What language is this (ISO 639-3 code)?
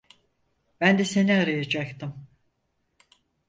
tur